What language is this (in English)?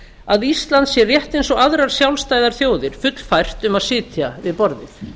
Icelandic